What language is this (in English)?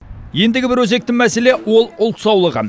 Kazakh